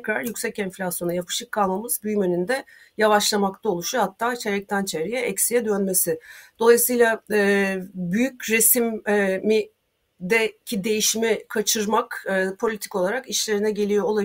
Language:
Turkish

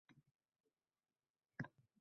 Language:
Uzbek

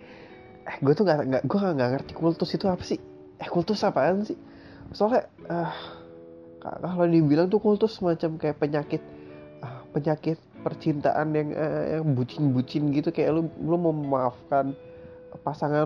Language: Indonesian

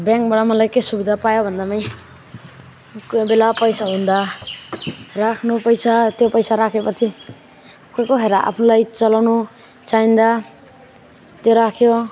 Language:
Nepali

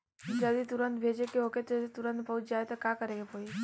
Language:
Bhojpuri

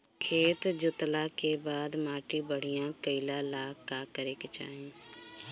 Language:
Bhojpuri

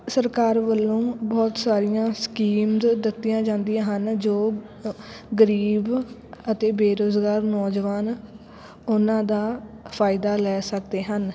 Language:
Punjabi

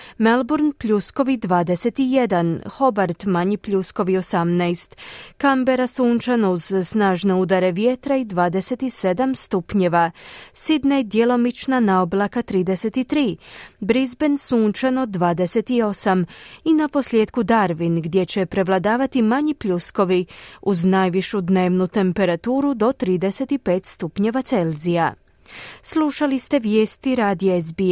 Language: Croatian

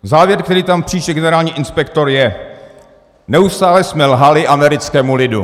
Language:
Czech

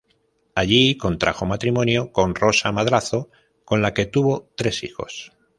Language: Spanish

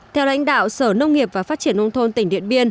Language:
Vietnamese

